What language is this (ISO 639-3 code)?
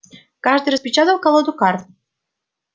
rus